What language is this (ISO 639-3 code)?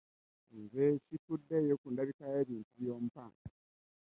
lug